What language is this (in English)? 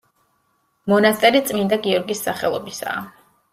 Georgian